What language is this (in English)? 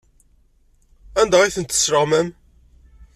Kabyle